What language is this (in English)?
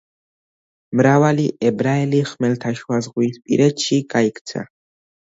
Georgian